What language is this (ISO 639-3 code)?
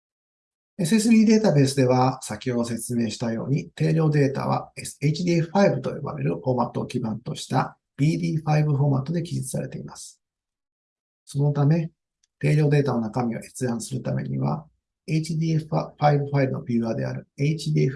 jpn